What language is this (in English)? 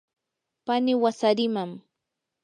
Yanahuanca Pasco Quechua